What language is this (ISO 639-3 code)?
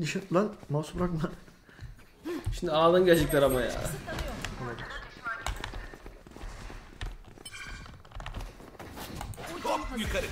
tur